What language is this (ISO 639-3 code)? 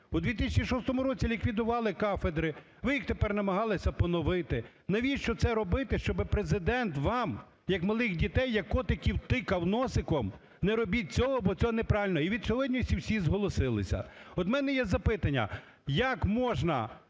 ukr